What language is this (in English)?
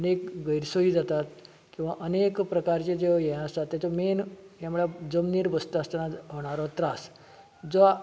Konkani